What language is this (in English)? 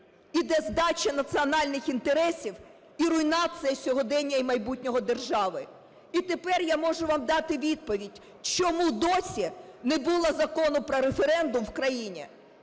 Ukrainian